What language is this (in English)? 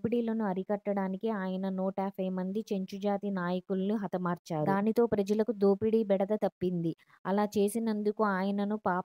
Telugu